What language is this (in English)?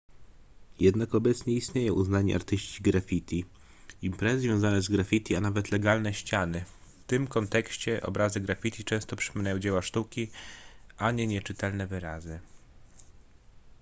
Polish